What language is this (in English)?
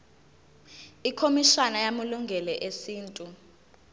Zulu